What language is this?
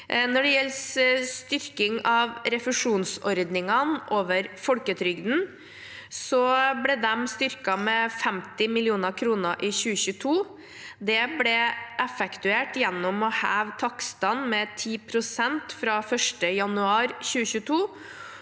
Norwegian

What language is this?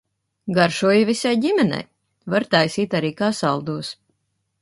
Latvian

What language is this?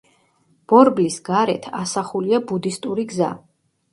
Georgian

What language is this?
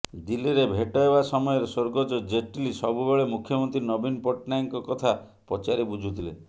Odia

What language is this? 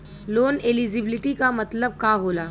Bhojpuri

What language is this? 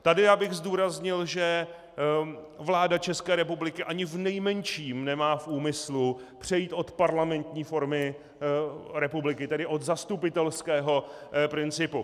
Czech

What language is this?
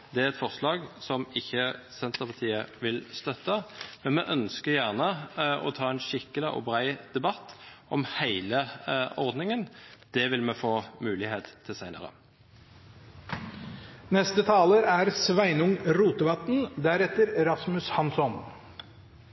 Norwegian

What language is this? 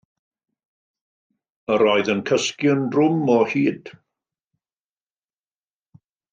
Welsh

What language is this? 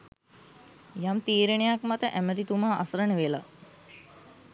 Sinhala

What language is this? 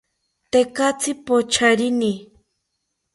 South Ucayali Ashéninka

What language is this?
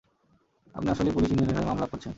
Bangla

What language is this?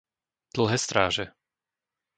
Slovak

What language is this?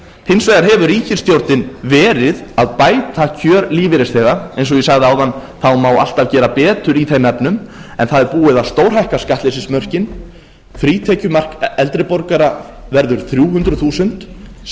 Icelandic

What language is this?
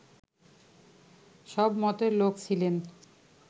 Bangla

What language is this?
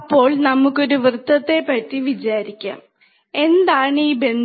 Malayalam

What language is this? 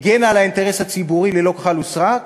Hebrew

